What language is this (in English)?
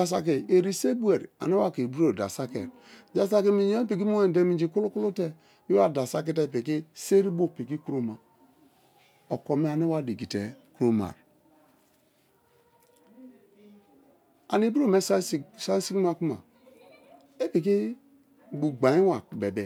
Kalabari